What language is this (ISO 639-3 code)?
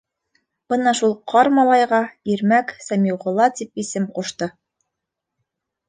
bak